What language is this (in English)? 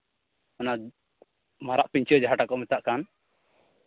Santali